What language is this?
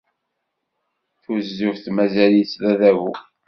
Kabyle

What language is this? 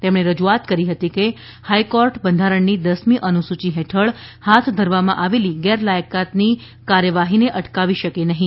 Gujarati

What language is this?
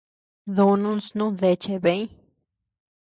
Tepeuxila Cuicatec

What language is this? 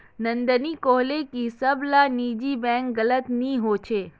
Magahi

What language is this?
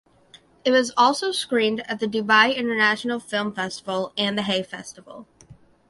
English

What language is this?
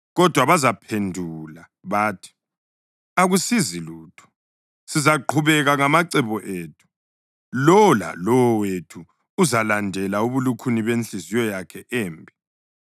North Ndebele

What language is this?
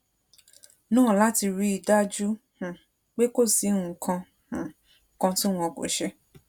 Yoruba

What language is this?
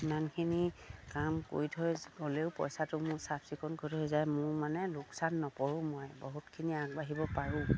Assamese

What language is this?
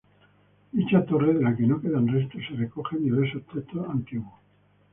Spanish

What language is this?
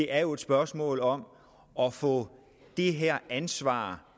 Danish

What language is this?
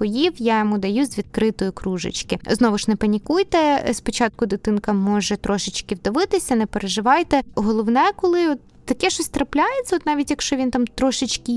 Ukrainian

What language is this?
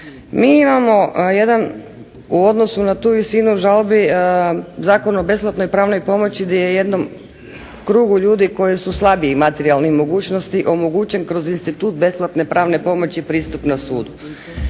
Croatian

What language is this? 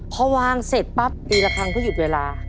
Thai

